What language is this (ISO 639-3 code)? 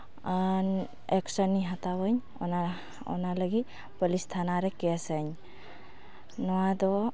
sat